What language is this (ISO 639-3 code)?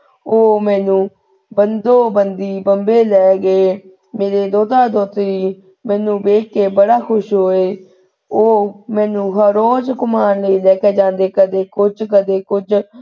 pan